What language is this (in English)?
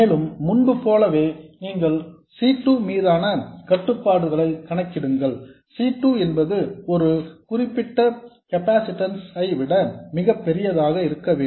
Tamil